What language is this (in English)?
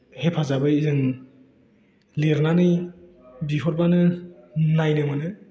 Bodo